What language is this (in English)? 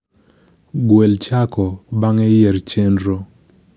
Luo (Kenya and Tanzania)